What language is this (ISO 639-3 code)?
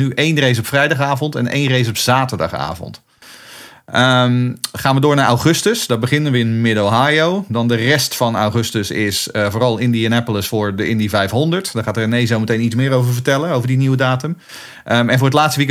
nld